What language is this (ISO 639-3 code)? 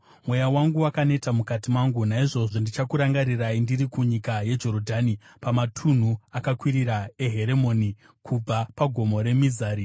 sna